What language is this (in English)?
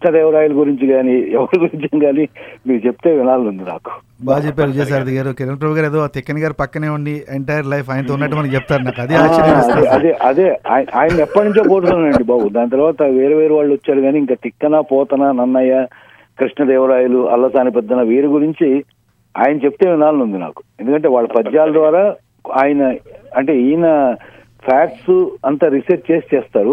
Telugu